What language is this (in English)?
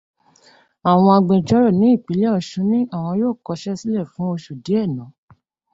Yoruba